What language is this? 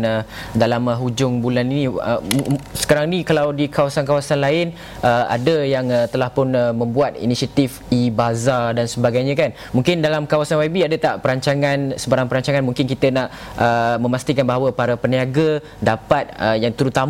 Malay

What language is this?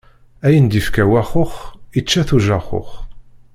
Kabyle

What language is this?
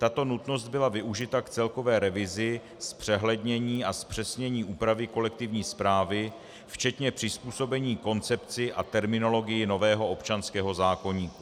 Czech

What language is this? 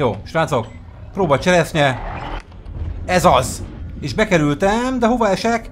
Hungarian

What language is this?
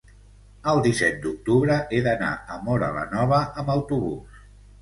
Catalan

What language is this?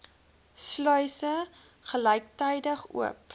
Afrikaans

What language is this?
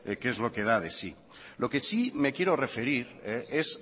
Spanish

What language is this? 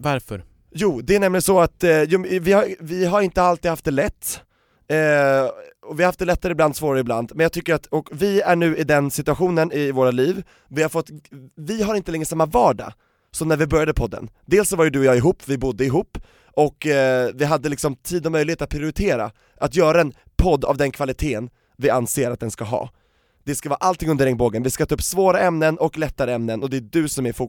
Swedish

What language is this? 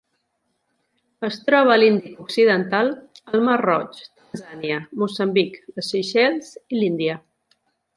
Catalan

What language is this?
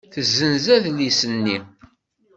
Kabyle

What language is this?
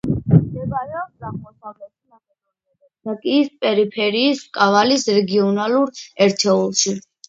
Georgian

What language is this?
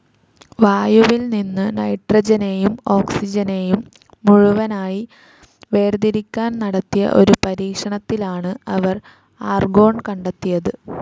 Malayalam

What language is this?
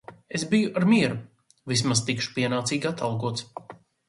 Latvian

